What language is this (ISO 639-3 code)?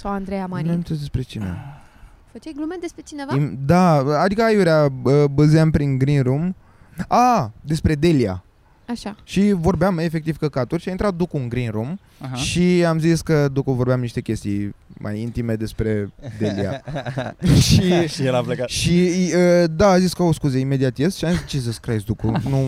ron